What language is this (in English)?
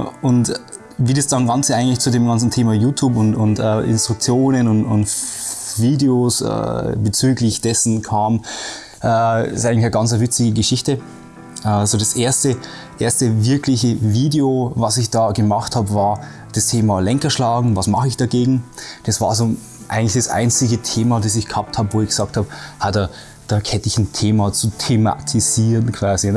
German